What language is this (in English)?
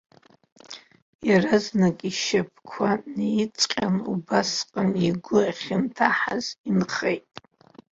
Abkhazian